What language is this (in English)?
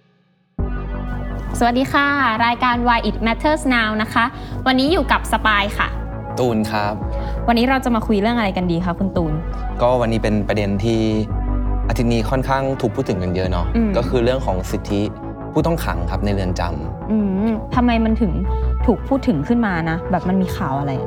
Thai